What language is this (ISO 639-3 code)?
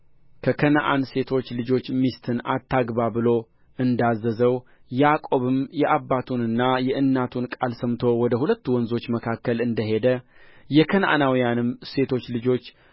amh